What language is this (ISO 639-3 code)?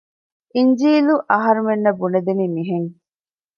div